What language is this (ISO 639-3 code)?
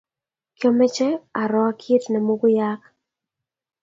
kln